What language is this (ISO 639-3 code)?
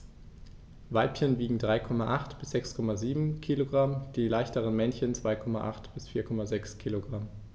deu